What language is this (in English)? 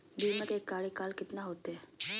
Magahi